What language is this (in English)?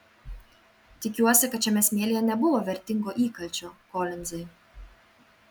Lithuanian